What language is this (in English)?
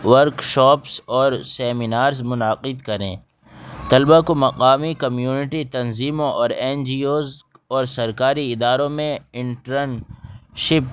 Urdu